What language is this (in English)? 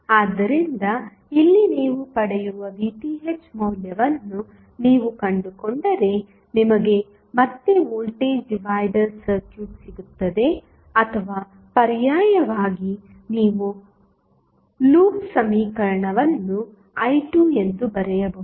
Kannada